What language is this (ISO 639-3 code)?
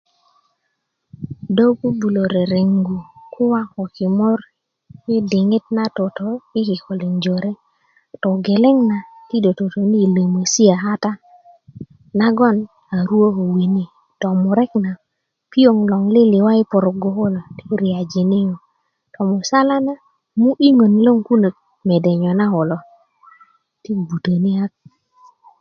ukv